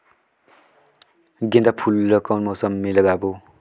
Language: Chhattisgarhi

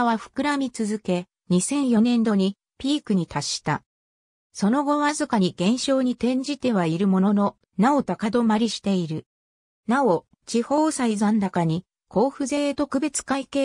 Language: Japanese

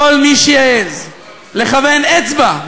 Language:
Hebrew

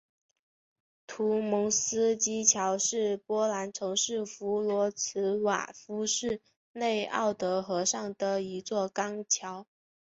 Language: Chinese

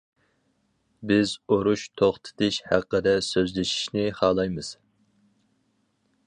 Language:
Uyghur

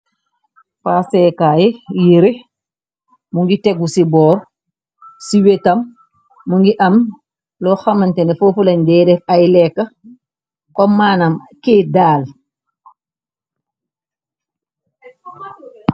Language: Wolof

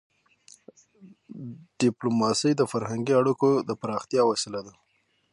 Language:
Pashto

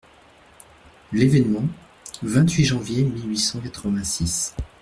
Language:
French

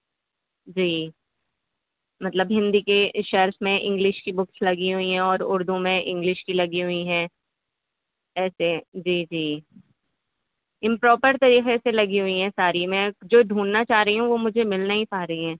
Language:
Urdu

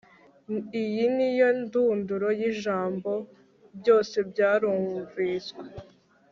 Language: Kinyarwanda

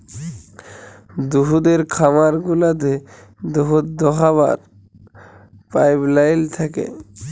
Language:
Bangla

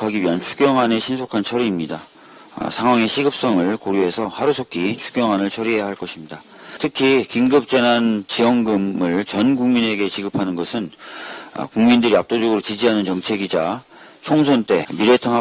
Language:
Korean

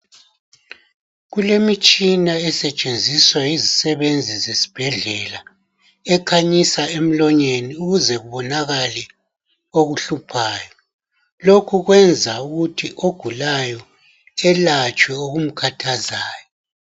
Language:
North Ndebele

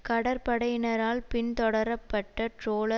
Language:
Tamil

